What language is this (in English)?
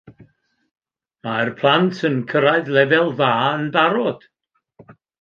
Welsh